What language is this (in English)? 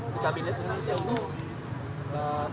Indonesian